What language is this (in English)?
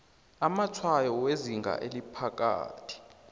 South Ndebele